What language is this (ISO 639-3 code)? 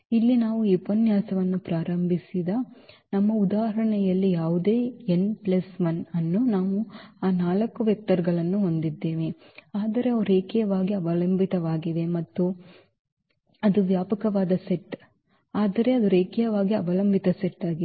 kan